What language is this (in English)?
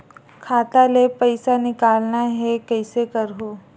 Chhattisgarhi